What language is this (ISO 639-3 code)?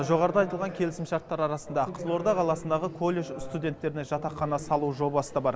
kaz